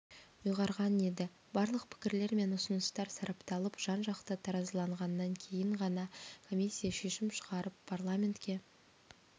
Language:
Kazakh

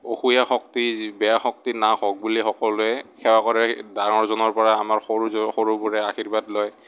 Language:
Assamese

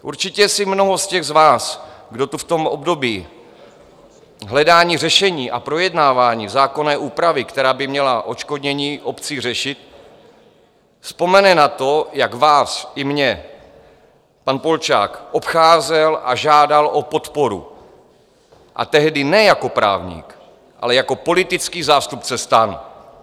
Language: Czech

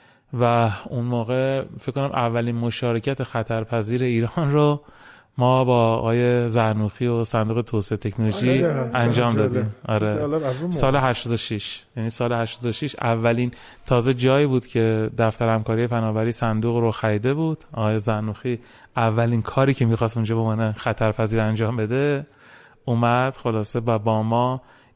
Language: Persian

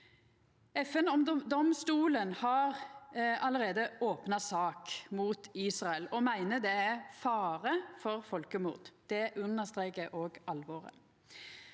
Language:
Norwegian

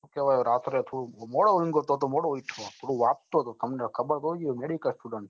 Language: Gujarati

